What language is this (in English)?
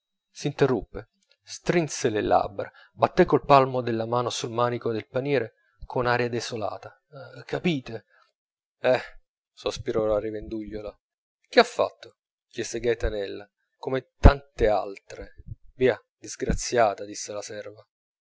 Italian